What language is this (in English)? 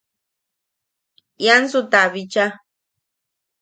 Yaqui